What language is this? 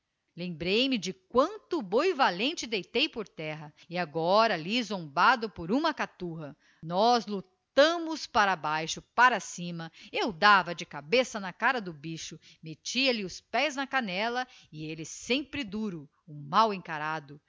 Portuguese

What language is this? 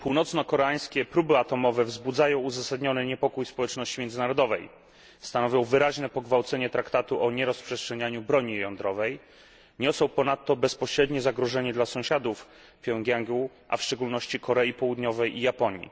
Polish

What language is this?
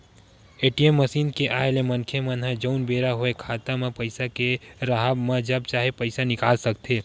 Chhattisgarhi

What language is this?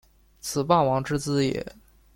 Chinese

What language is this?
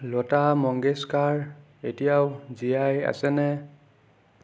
Assamese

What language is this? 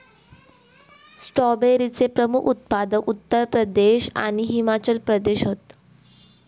Marathi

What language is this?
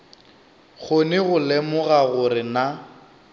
Northern Sotho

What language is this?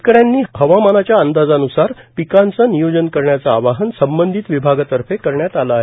Marathi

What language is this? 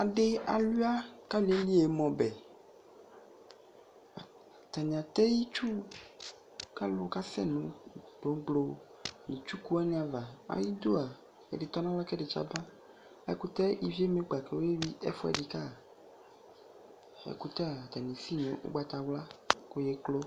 Ikposo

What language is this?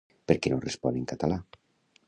Catalan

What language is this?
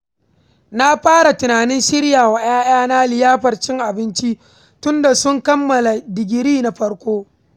Hausa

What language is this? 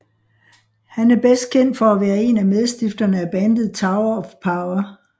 Danish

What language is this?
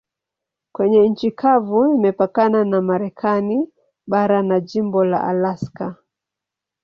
Swahili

